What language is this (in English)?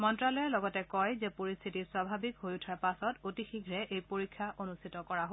Assamese